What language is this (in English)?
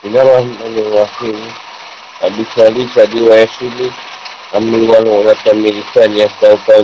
Malay